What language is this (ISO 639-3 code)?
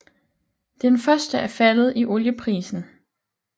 dan